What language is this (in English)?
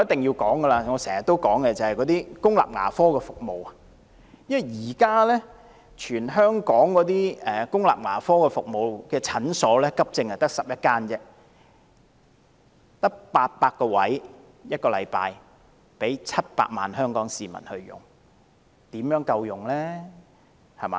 Cantonese